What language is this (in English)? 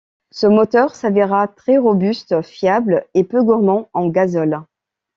French